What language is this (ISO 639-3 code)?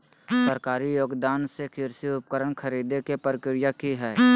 mag